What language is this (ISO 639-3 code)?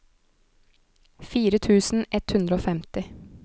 nor